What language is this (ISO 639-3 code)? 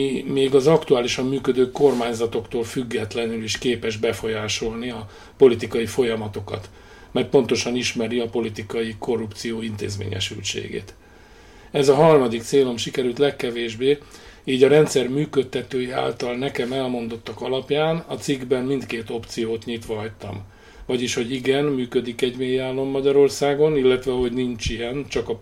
hun